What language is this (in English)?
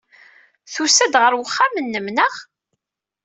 Kabyle